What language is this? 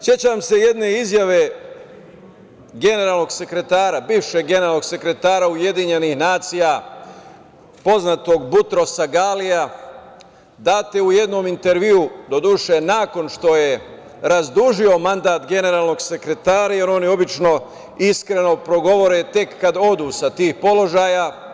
Serbian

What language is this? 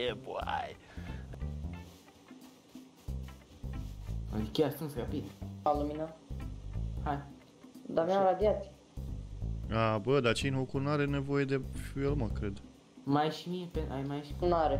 Romanian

